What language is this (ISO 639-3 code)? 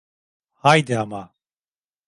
tur